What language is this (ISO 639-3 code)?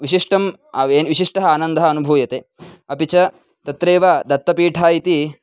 san